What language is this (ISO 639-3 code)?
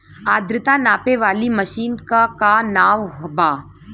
bho